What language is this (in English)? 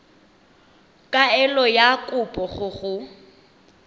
Tswana